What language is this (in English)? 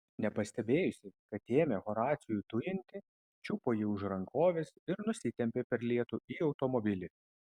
Lithuanian